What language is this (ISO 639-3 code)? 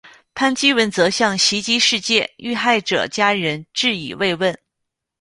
zho